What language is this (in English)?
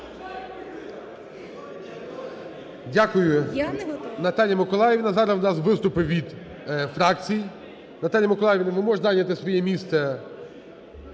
Ukrainian